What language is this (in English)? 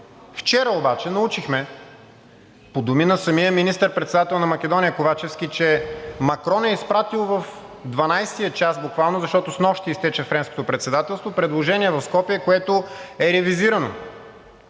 Bulgarian